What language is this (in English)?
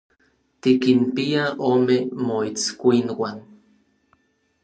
Orizaba Nahuatl